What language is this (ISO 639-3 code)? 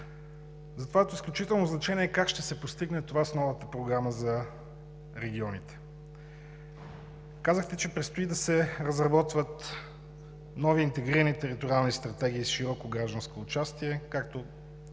bul